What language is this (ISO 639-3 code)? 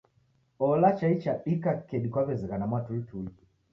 dav